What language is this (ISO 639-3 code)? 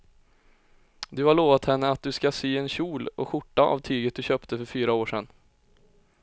swe